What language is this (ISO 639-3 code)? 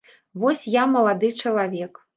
bel